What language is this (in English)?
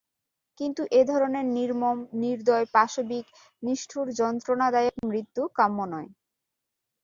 Bangla